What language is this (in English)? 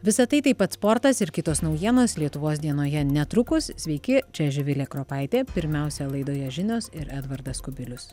Lithuanian